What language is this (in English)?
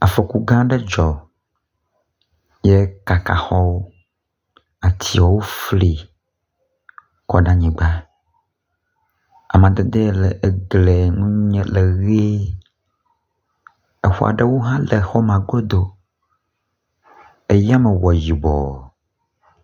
Ewe